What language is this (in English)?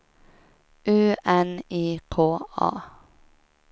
Swedish